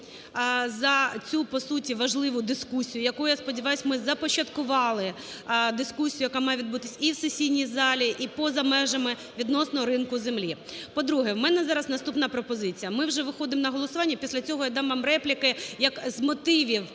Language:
Ukrainian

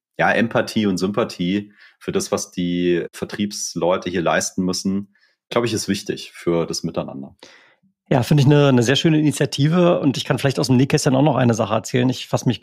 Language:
German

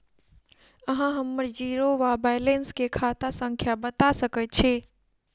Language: Maithili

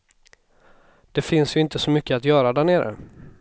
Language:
Swedish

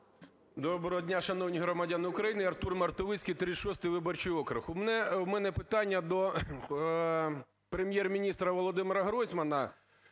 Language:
Ukrainian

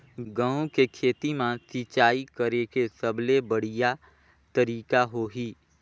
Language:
Chhattisgarhi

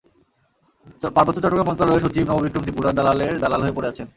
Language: Bangla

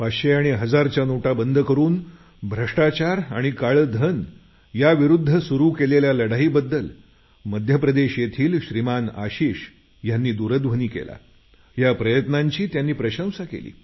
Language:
Marathi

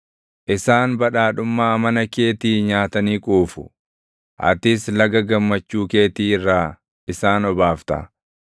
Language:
Oromo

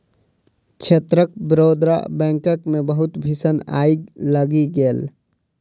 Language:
Maithili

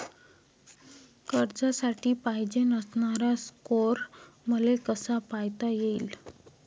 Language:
Marathi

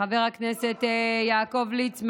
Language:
Hebrew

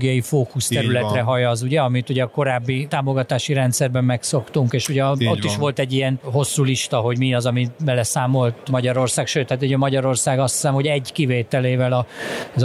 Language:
Hungarian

